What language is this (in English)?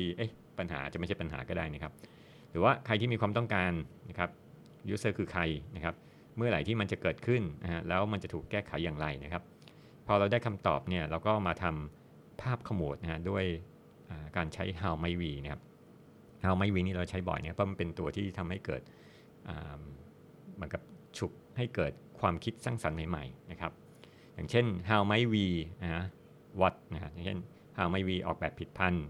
Thai